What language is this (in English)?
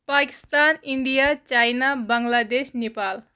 Kashmiri